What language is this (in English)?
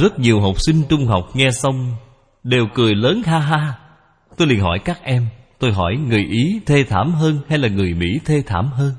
Vietnamese